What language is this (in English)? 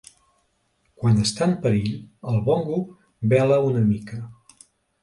Catalan